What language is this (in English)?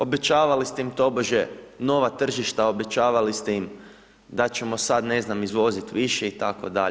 Croatian